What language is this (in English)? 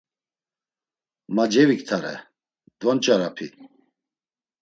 Laz